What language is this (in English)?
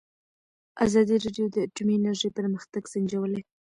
Pashto